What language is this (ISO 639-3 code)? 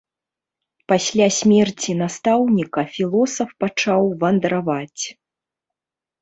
bel